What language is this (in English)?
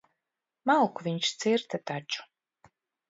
Latvian